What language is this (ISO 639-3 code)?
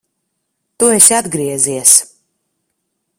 lav